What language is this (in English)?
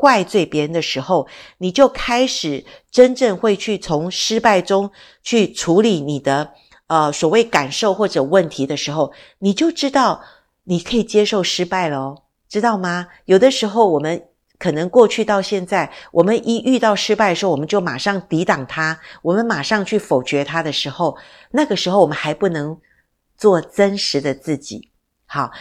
Chinese